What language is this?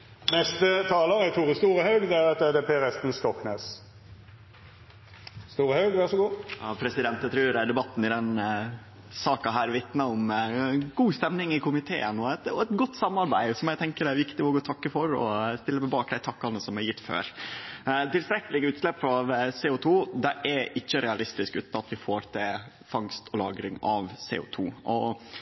Norwegian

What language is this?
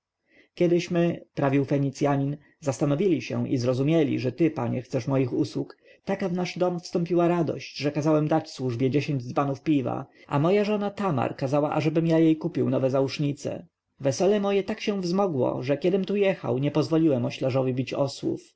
Polish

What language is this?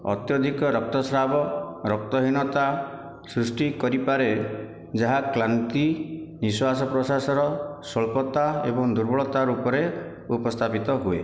Odia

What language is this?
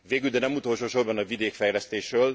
Hungarian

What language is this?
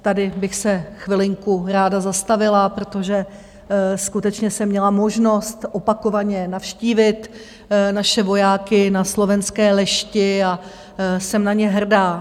Czech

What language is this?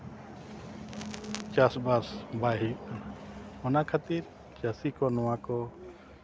Santali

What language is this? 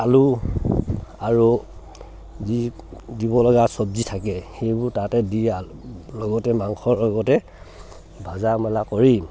Assamese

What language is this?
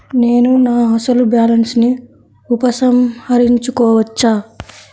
Telugu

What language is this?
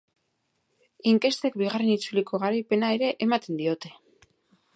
Basque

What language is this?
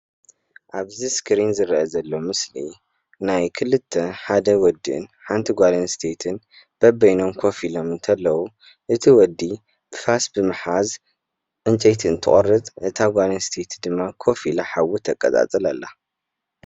Tigrinya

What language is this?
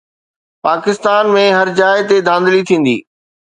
Sindhi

